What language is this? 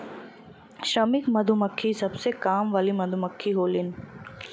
Bhojpuri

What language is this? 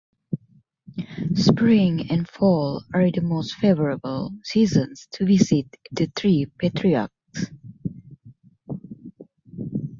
English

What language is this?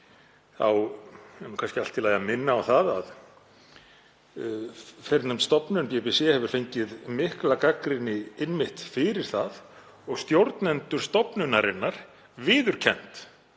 Icelandic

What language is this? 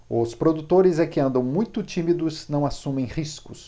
Portuguese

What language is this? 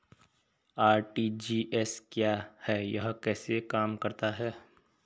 Hindi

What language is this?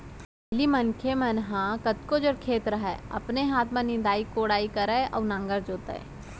Chhattisgarhi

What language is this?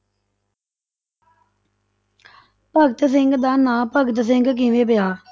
Punjabi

